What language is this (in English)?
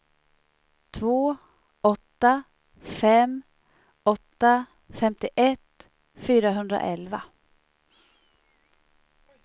Swedish